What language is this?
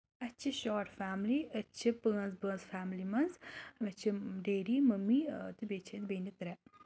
Kashmiri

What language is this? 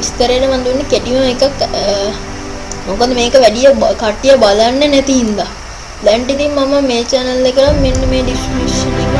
Indonesian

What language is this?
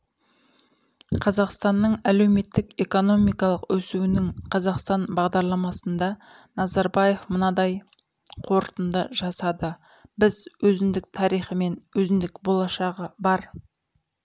Kazakh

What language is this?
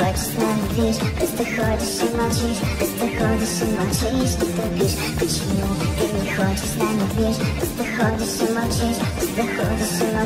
Russian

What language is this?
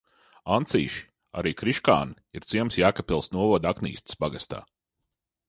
Latvian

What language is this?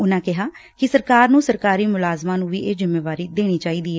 Punjabi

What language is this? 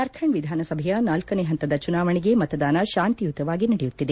Kannada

